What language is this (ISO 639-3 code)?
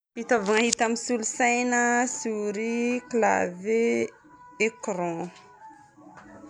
bmm